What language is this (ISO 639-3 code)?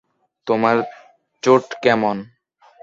ben